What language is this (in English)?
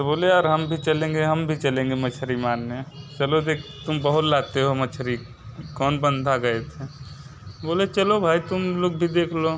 Hindi